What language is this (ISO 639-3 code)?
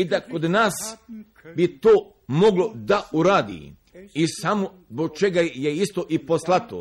hrv